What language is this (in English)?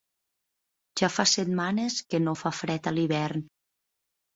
Catalan